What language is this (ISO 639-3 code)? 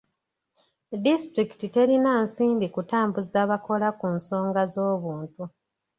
lug